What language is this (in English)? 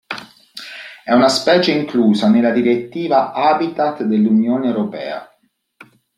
Italian